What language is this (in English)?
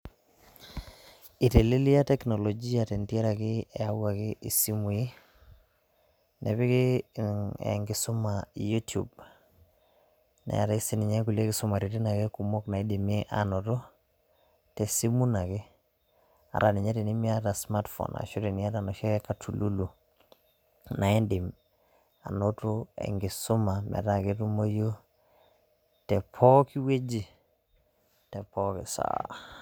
Masai